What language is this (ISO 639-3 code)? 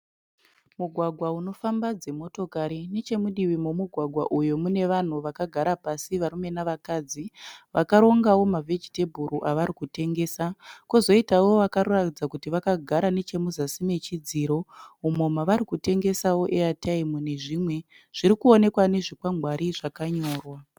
sna